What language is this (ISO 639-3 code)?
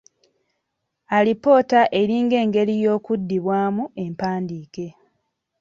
lug